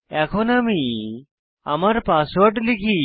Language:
Bangla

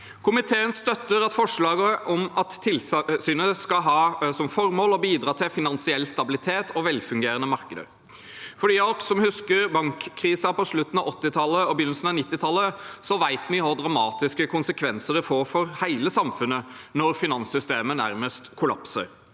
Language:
Norwegian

